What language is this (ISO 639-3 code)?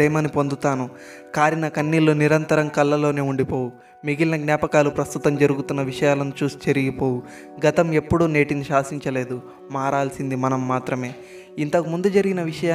tel